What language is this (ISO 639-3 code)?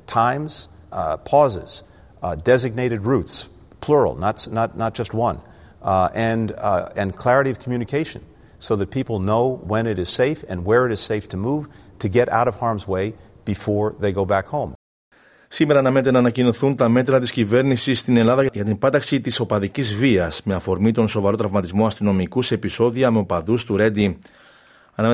ell